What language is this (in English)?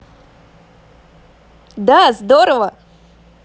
Russian